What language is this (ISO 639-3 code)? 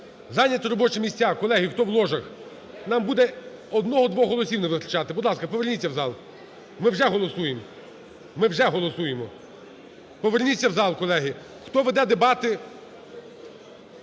ukr